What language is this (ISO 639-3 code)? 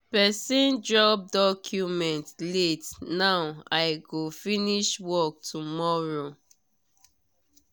pcm